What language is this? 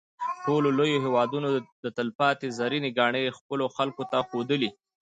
Pashto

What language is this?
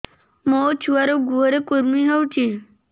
Odia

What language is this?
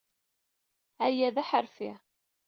Kabyle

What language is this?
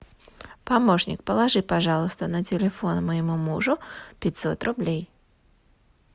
Russian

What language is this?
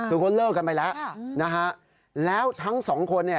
Thai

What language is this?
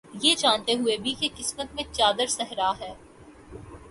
Urdu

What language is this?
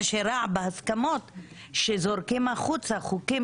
Hebrew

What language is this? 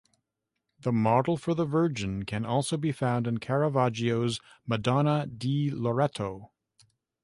English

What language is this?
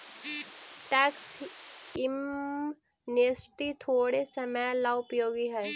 Magahi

